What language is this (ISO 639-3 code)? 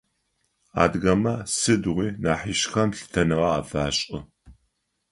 ady